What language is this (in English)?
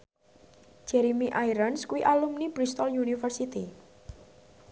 Javanese